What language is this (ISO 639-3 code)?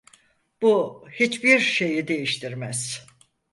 tur